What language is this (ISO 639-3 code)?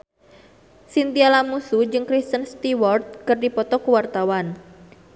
sun